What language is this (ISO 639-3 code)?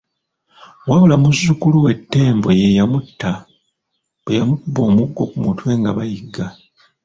lug